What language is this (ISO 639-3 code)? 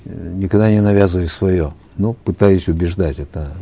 kaz